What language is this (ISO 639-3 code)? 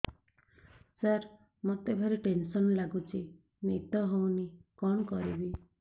ori